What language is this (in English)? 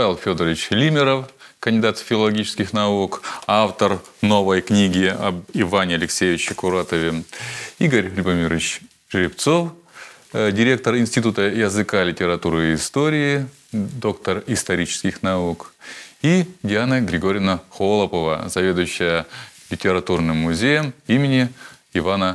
Russian